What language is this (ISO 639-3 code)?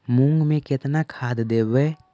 mag